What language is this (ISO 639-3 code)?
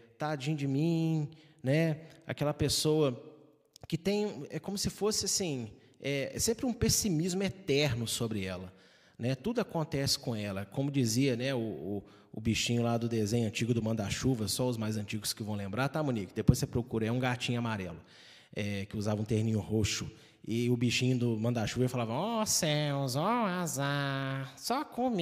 por